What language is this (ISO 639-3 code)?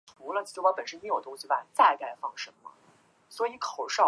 zho